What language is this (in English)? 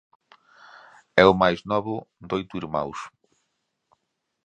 Galician